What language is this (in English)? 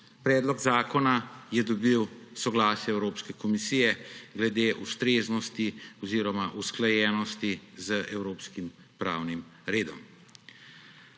Slovenian